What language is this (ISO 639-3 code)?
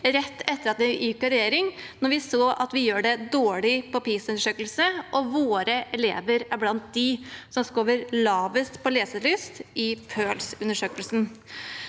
nor